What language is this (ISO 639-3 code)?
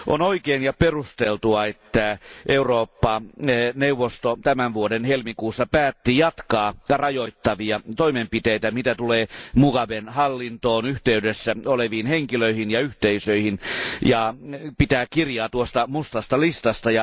fin